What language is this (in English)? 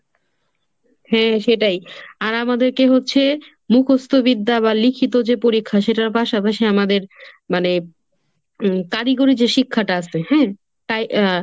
Bangla